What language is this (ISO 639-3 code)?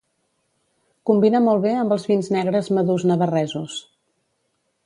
cat